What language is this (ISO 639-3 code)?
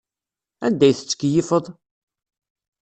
kab